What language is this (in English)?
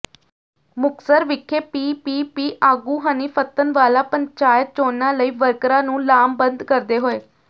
Punjabi